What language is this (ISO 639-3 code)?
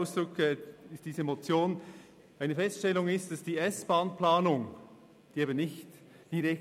gsw